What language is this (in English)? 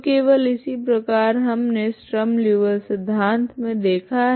Hindi